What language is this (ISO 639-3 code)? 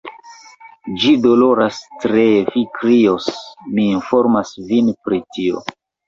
epo